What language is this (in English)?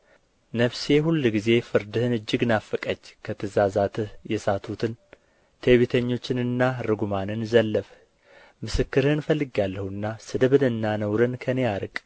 Amharic